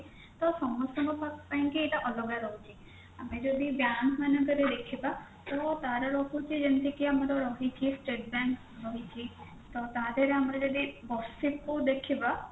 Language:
Odia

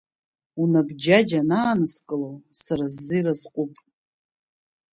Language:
Abkhazian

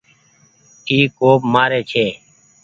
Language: Goaria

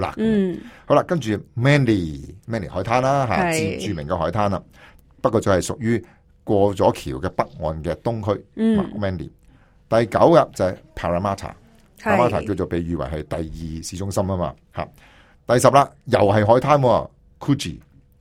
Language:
Chinese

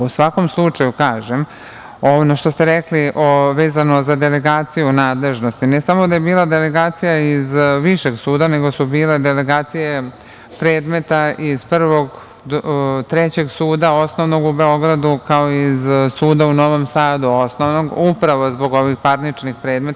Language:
Serbian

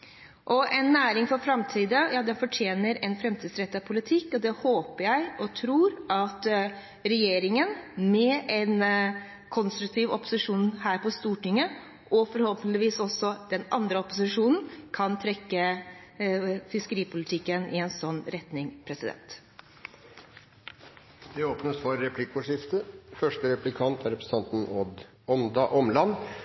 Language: Norwegian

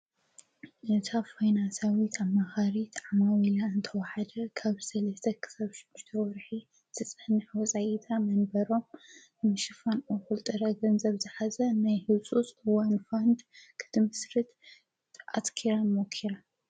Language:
Tigrinya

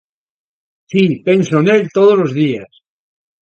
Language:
Galician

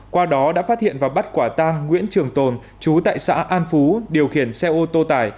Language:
Vietnamese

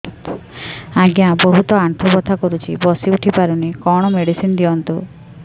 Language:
Odia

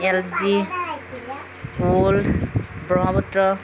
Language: Assamese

